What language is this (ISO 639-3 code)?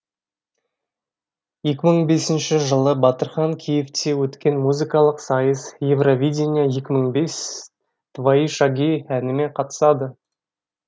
kaz